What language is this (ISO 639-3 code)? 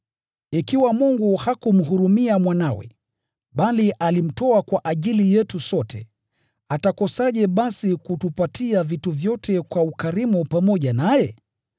swa